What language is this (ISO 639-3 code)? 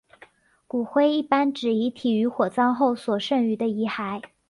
zho